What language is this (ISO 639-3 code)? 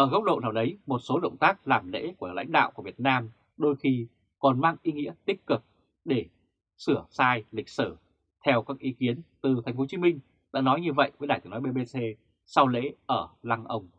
vie